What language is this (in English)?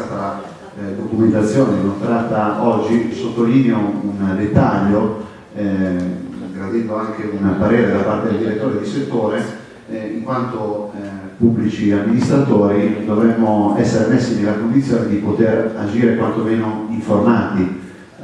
Italian